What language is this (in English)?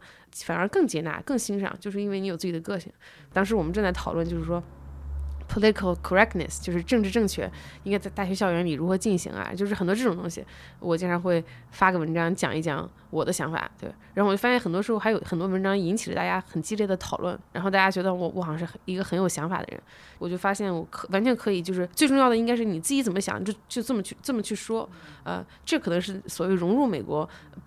Chinese